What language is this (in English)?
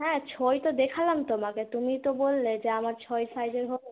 Bangla